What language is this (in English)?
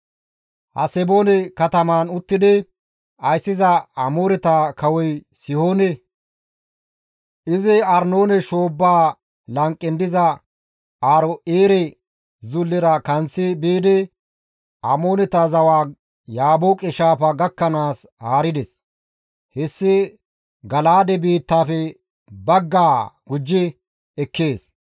Gamo